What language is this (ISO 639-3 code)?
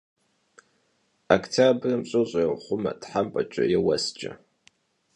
kbd